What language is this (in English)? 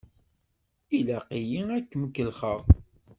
Kabyle